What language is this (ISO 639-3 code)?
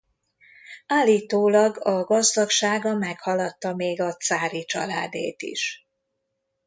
hun